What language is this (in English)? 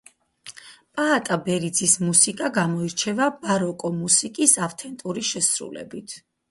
Georgian